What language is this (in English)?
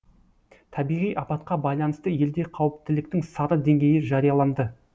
Kazakh